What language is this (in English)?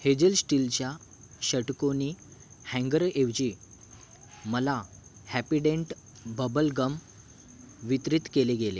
Marathi